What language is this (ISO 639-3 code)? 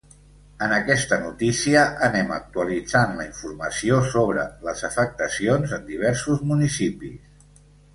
cat